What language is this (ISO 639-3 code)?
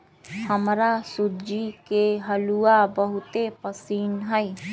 mag